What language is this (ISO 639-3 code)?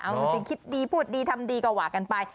tha